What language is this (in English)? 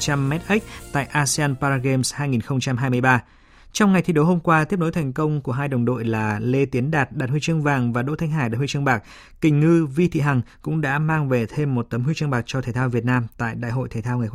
Vietnamese